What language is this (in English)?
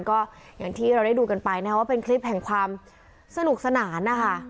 Thai